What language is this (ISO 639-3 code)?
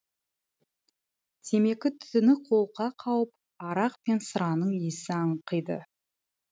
kaz